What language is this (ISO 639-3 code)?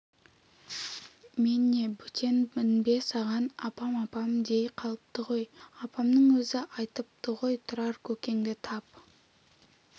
kaz